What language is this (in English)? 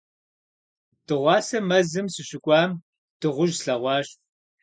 Kabardian